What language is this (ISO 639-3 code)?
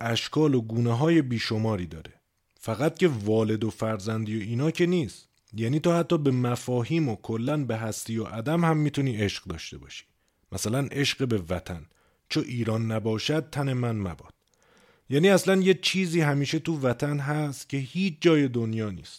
fas